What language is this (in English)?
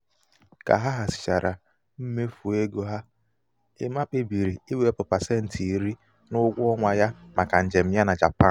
Igbo